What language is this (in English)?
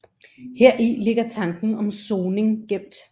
Danish